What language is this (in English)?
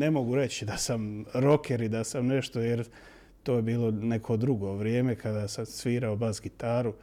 Croatian